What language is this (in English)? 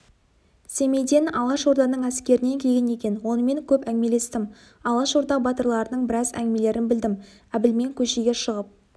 Kazakh